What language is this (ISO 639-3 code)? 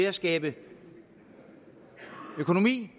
dan